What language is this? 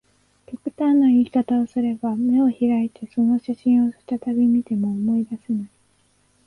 Japanese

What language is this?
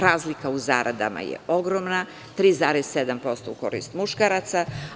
Serbian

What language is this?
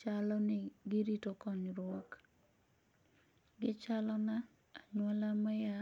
Luo (Kenya and Tanzania)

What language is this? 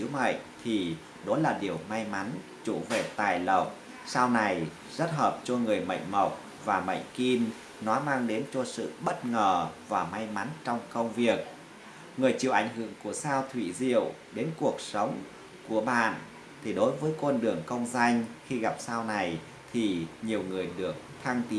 Vietnamese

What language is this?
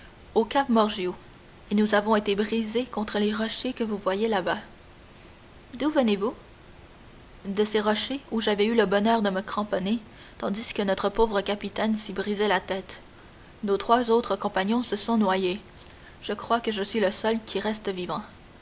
French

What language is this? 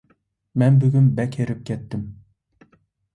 Uyghur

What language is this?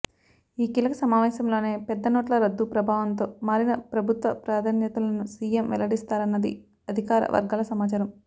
Telugu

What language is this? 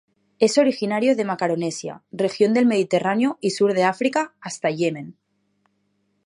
Spanish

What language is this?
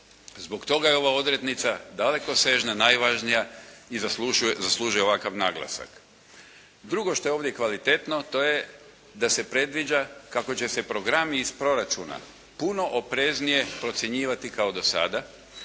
Croatian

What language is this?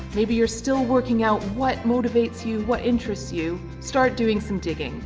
English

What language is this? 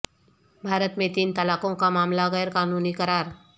Urdu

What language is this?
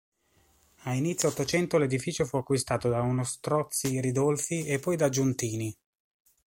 Italian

